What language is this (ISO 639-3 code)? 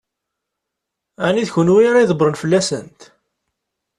kab